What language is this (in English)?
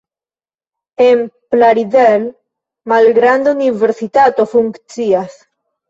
Esperanto